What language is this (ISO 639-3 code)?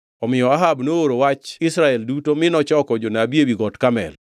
luo